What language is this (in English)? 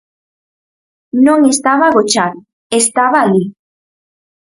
Galician